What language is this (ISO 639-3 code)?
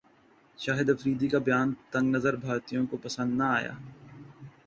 urd